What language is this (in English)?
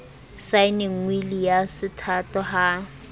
Southern Sotho